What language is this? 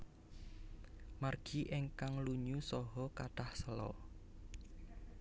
Javanese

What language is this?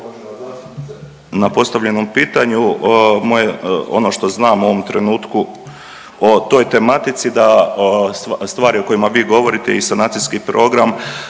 Croatian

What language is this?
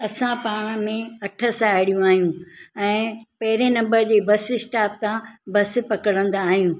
Sindhi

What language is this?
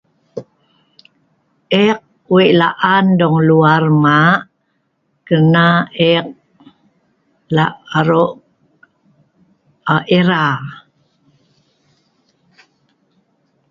Sa'ban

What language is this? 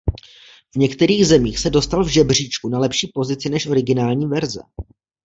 Czech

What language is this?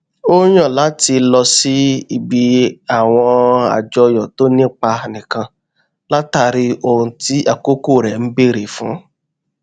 Yoruba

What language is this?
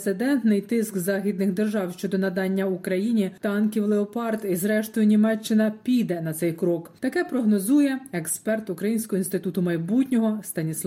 Ukrainian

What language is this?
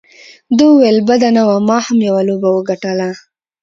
Pashto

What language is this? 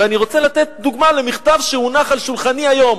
Hebrew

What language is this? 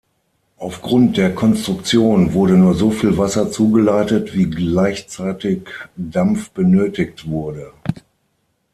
German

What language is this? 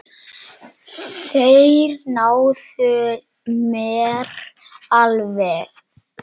Icelandic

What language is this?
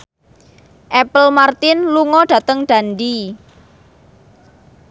Javanese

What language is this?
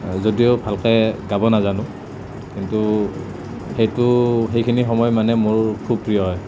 Assamese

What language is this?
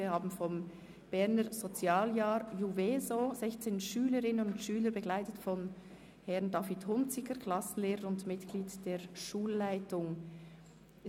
Swiss German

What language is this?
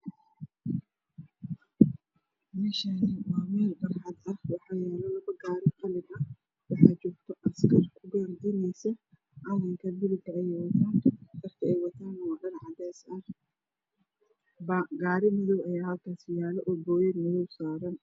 Somali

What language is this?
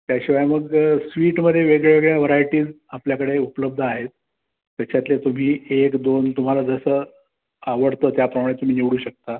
Marathi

